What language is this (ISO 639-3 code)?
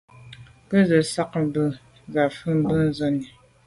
byv